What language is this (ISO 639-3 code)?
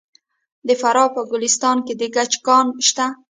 pus